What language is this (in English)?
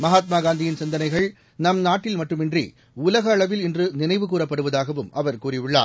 Tamil